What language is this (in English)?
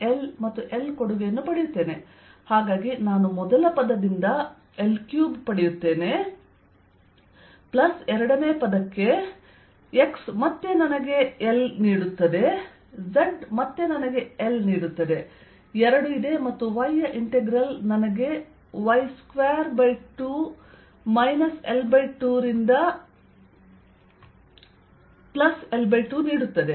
Kannada